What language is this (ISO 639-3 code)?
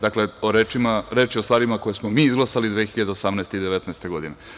srp